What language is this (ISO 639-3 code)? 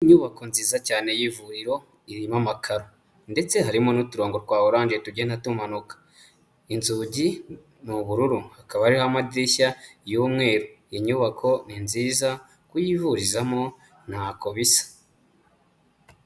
kin